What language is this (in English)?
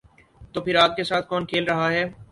Urdu